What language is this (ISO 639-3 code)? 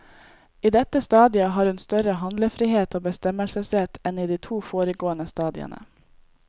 nor